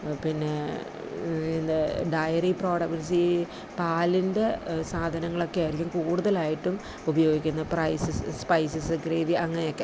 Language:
Malayalam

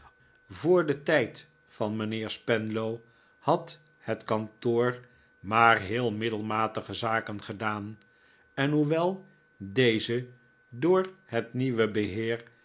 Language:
Dutch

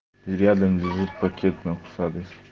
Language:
Russian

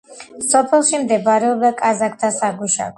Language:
Georgian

